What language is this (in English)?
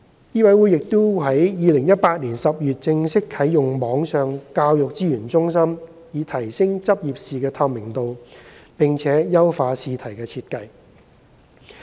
Cantonese